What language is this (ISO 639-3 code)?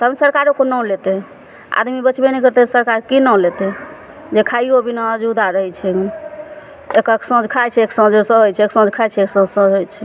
mai